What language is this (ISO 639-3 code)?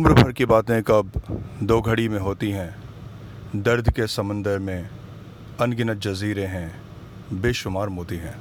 urd